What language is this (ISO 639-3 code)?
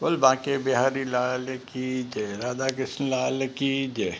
snd